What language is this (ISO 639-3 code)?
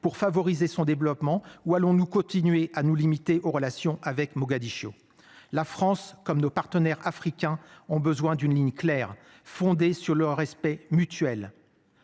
fra